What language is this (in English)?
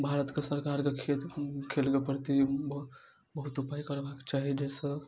Maithili